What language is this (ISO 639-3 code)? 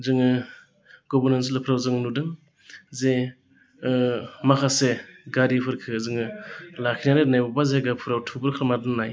brx